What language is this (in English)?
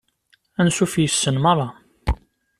Kabyle